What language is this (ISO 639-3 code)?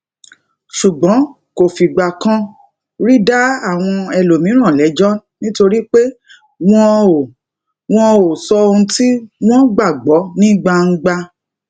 yor